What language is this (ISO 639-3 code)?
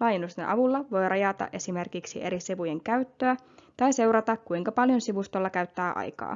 fin